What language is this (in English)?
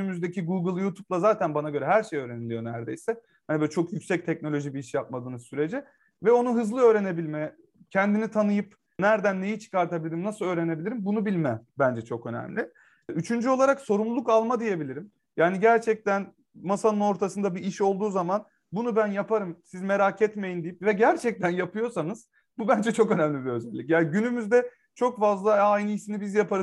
Turkish